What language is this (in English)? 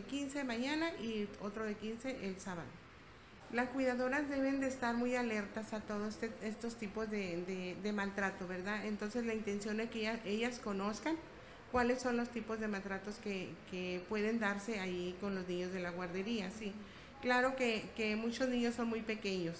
Spanish